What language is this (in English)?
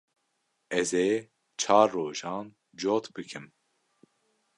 Kurdish